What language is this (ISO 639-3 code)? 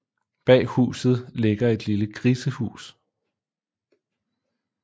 dan